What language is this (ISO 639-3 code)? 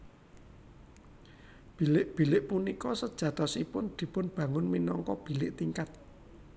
jav